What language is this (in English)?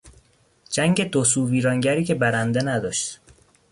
Persian